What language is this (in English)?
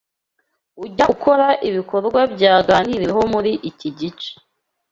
Kinyarwanda